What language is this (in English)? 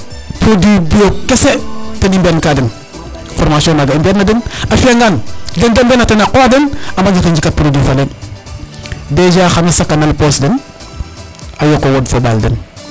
Serer